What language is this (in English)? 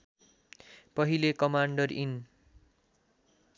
Nepali